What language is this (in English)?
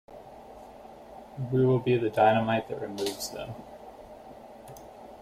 English